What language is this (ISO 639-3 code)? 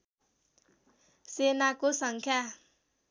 nep